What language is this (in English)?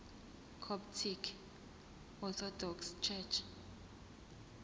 Zulu